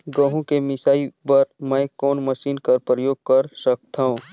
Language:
Chhattisgarhi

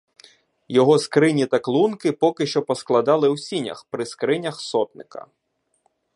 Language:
Ukrainian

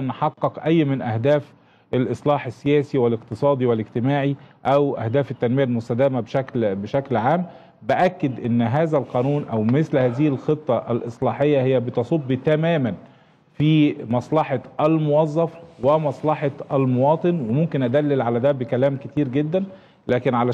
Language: Arabic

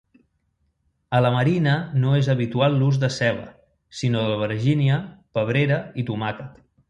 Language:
Catalan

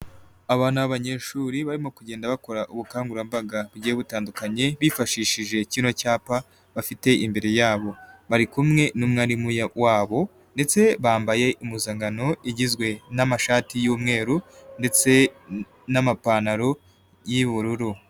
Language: Kinyarwanda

